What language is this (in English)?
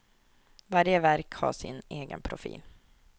Swedish